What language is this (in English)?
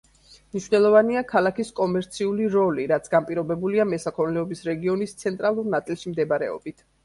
Georgian